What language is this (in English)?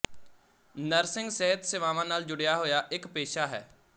Punjabi